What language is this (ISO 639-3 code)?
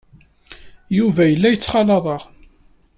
kab